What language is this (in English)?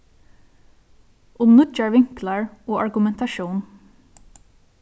Faroese